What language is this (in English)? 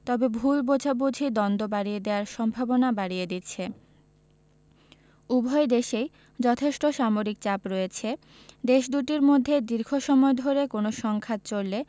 Bangla